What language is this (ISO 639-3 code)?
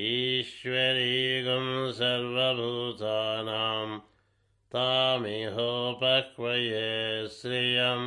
tel